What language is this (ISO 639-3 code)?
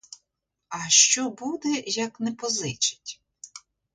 ukr